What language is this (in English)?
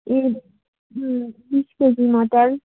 Nepali